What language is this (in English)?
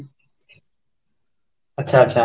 Odia